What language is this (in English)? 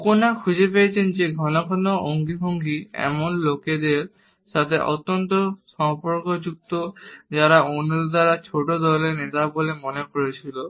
Bangla